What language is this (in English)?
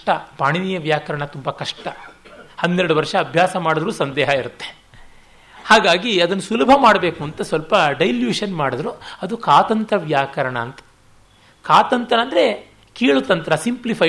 Kannada